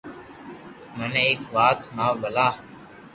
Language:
Loarki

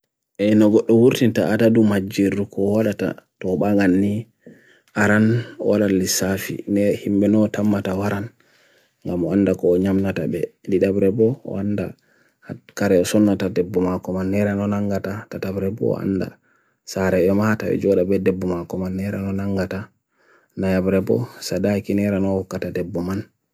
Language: Bagirmi Fulfulde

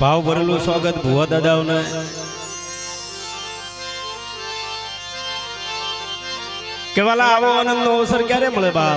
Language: Hindi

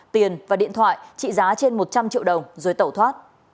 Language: Vietnamese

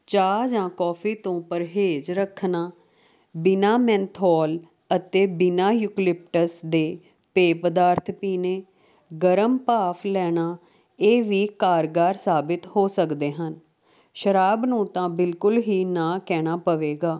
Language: Punjabi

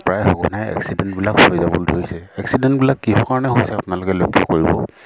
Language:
Assamese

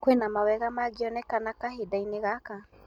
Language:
Kikuyu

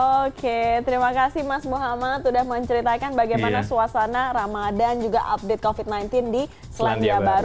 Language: Indonesian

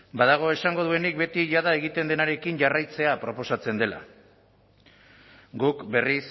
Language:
Basque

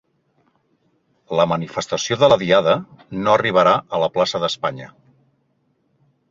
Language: Catalan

